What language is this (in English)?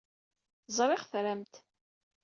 Kabyle